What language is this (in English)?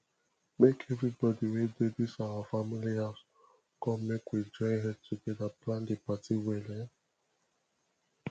Nigerian Pidgin